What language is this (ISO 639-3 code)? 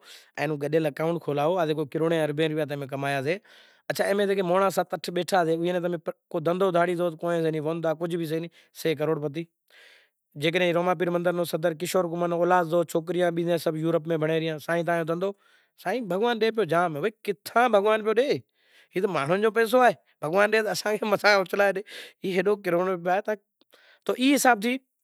gjk